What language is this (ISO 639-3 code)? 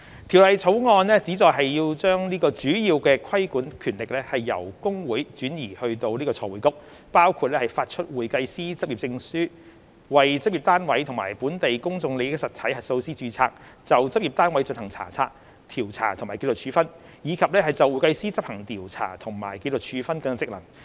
yue